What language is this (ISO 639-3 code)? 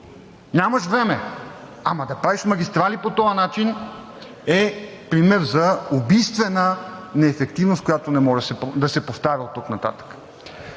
bul